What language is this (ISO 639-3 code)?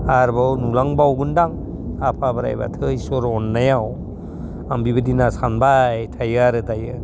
brx